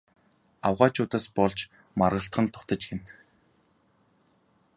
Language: Mongolian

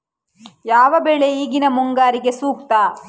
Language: Kannada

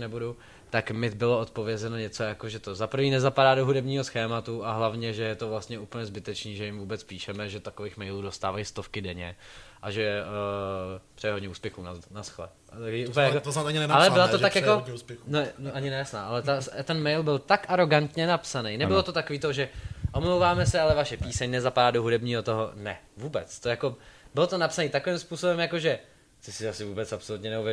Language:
Czech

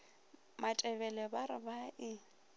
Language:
Northern Sotho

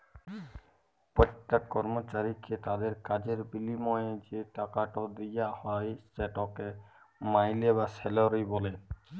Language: Bangla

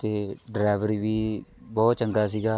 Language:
Punjabi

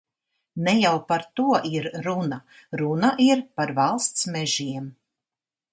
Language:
Latvian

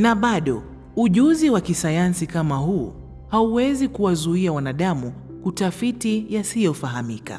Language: Swahili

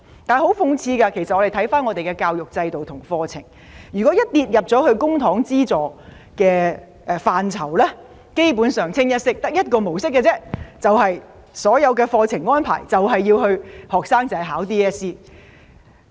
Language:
Cantonese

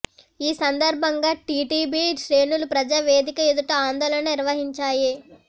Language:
Telugu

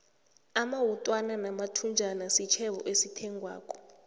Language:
South Ndebele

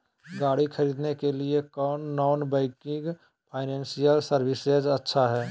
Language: Magahi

